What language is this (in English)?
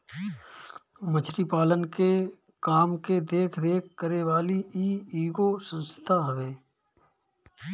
Bhojpuri